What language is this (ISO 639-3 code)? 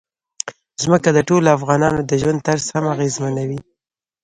pus